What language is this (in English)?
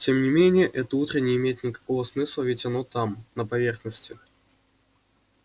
Russian